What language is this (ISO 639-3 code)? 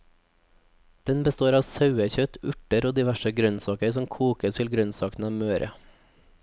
nor